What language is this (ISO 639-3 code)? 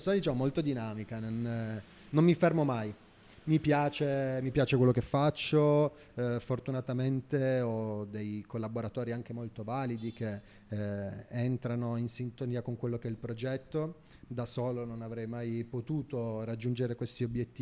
ita